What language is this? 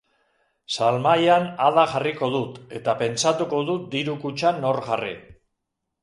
Basque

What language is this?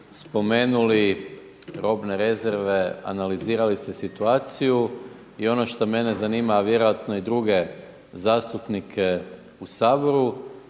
Croatian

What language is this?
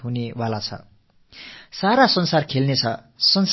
Tamil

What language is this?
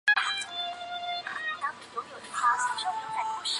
Chinese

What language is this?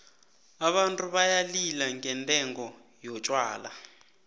South Ndebele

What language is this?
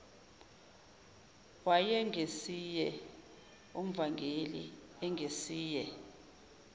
Zulu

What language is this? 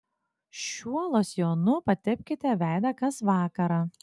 Lithuanian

